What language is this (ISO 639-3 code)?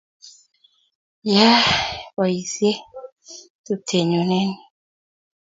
kln